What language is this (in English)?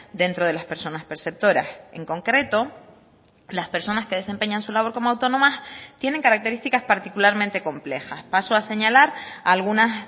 Spanish